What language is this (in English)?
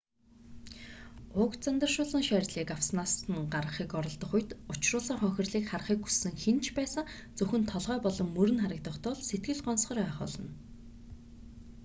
Mongolian